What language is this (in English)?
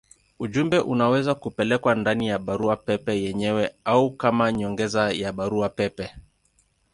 Swahili